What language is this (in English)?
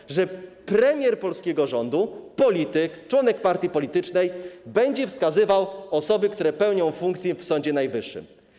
Polish